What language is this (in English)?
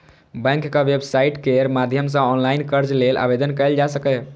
Maithili